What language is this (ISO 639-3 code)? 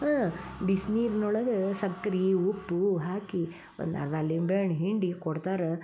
kan